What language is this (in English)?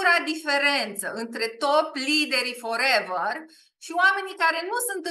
Romanian